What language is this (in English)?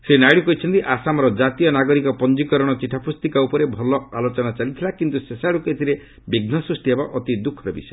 Odia